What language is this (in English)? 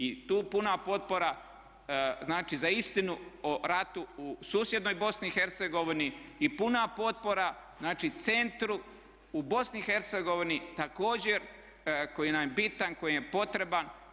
Croatian